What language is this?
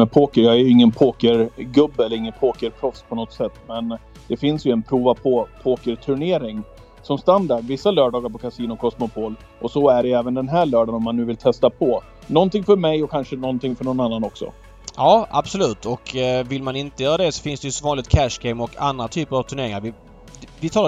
Swedish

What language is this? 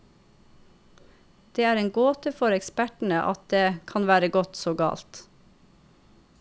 Norwegian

